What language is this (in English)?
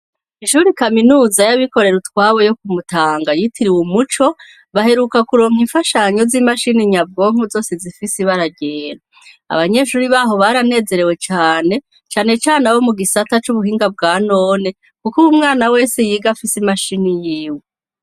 Rundi